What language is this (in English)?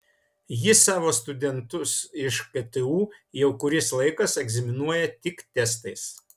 Lithuanian